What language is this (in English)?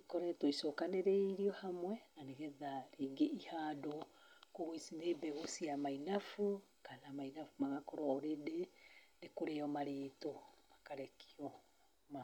Kikuyu